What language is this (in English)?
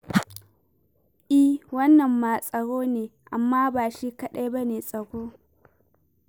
Hausa